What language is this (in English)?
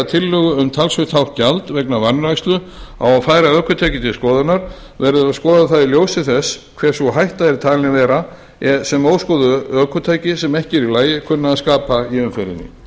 Icelandic